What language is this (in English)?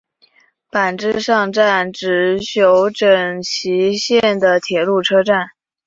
Chinese